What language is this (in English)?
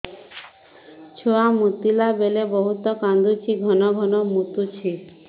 Odia